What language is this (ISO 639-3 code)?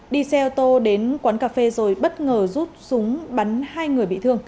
vie